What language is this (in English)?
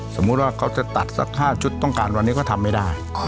Thai